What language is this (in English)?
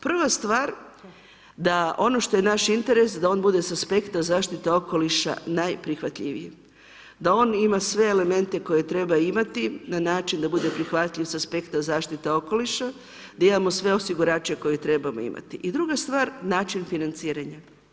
Croatian